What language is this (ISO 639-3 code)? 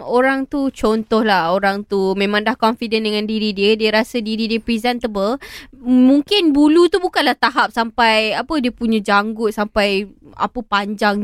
msa